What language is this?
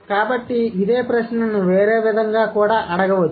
Telugu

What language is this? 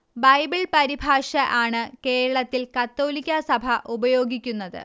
Malayalam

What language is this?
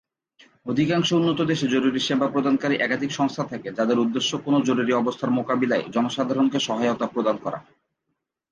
Bangla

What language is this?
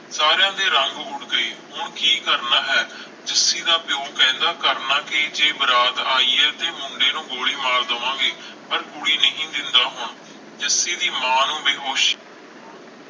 Punjabi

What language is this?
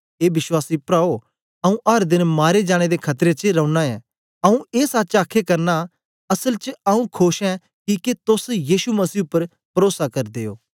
Dogri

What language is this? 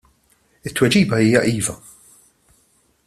Maltese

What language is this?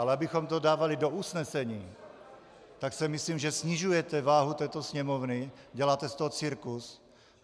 Czech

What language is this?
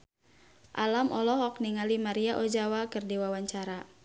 Sundanese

